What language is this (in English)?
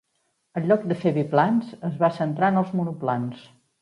Catalan